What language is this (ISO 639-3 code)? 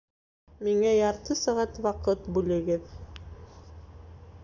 bak